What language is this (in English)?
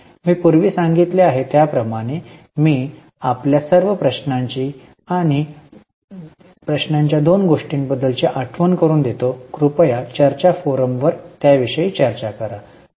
Marathi